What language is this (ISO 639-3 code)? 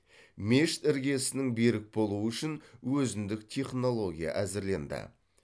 kaz